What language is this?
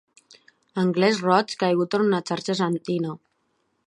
Catalan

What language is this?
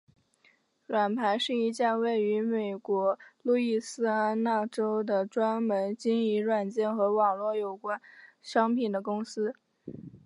Chinese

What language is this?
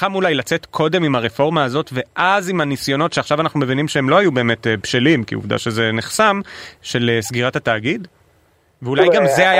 Hebrew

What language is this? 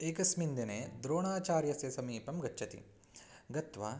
Sanskrit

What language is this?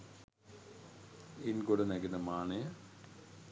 Sinhala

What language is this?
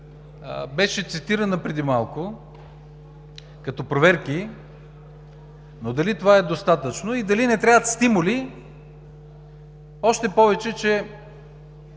Bulgarian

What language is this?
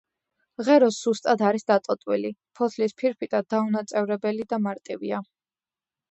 Georgian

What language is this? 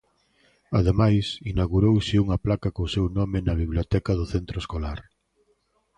Galician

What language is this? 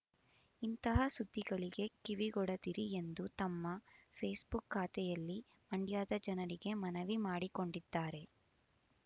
Kannada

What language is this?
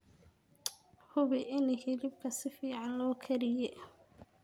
Somali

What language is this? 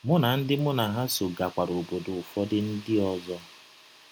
Igbo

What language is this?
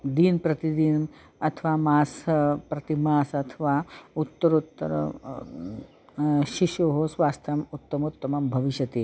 Sanskrit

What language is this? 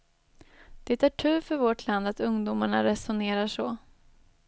Swedish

